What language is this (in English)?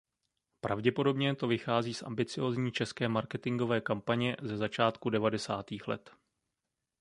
Czech